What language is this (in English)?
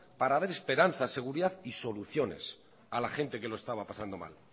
Spanish